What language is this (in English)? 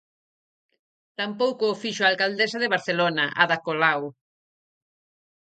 Galician